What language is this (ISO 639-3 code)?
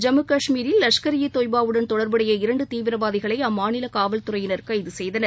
tam